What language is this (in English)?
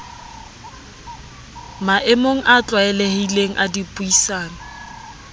Southern Sotho